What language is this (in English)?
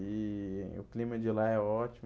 Portuguese